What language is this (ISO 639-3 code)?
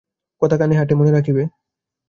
ben